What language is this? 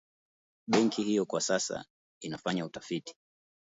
Swahili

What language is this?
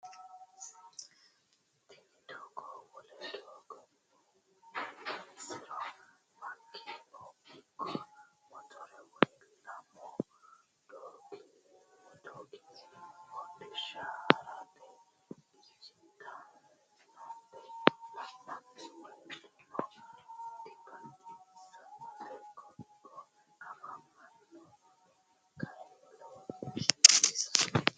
Sidamo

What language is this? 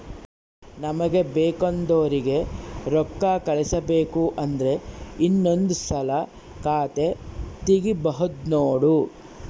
Kannada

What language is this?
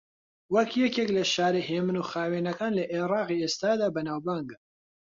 Central Kurdish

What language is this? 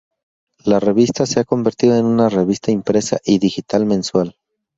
Spanish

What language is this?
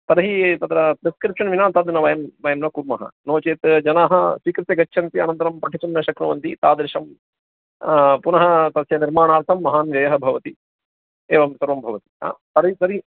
Sanskrit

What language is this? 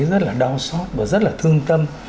Vietnamese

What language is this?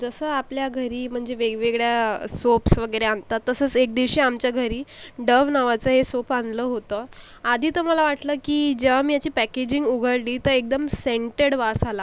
Marathi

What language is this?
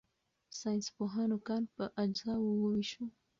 Pashto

